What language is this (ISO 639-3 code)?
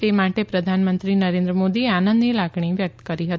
guj